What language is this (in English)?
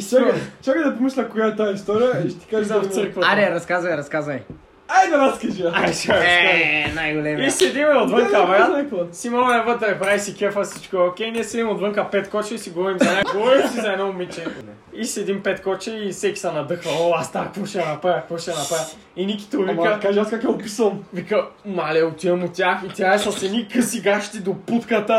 Bulgarian